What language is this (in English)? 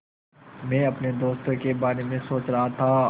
Hindi